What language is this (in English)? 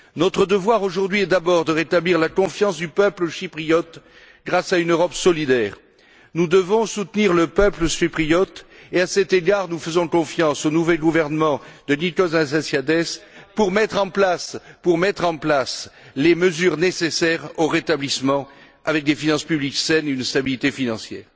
French